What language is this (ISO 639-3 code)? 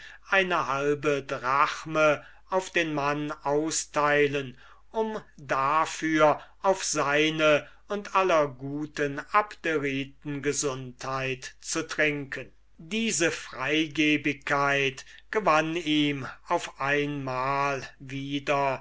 deu